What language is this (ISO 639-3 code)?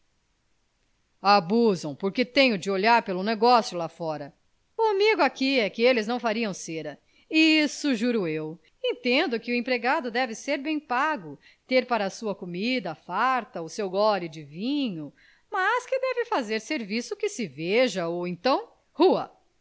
por